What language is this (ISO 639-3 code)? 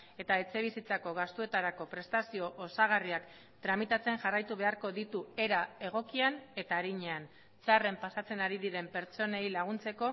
eus